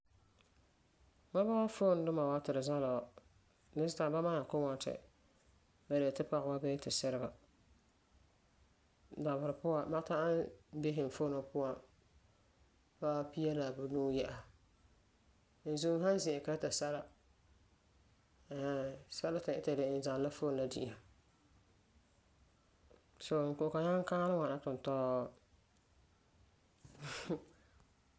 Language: Frafra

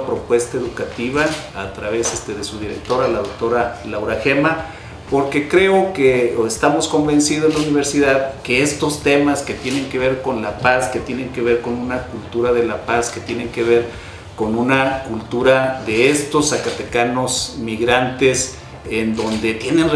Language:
Spanish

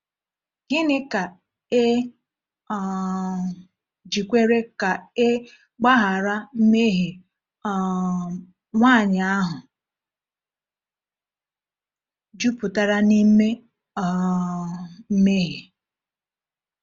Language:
Igbo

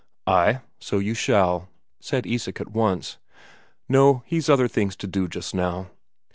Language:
English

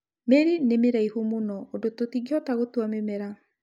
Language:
Kikuyu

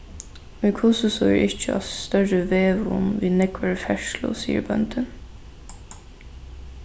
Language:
Faroese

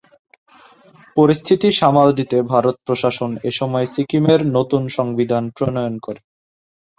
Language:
Bangla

